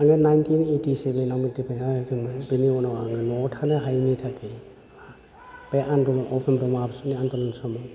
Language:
Bodo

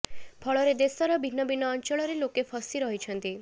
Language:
Odia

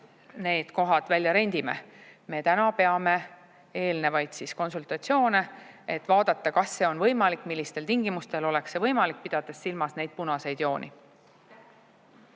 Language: Estonian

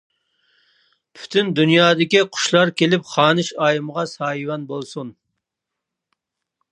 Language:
Uyghur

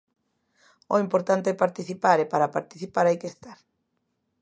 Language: Galician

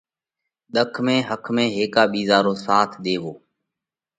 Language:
Parkari Koli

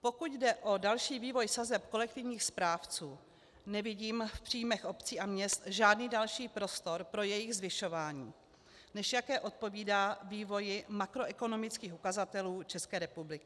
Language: Czech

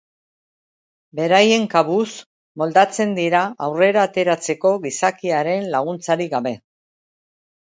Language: Basque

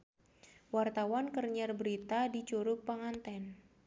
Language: Sundanese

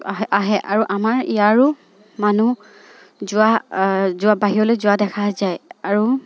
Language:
Assamese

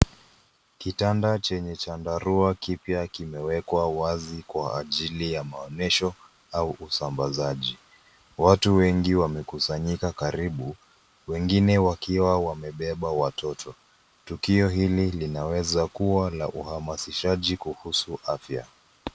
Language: Swahili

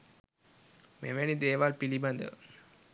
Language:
Sinhala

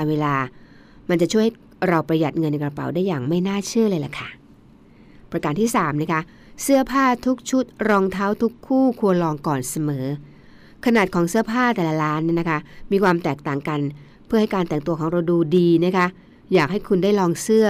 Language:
Thai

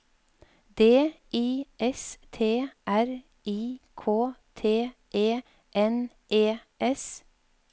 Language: Norwegian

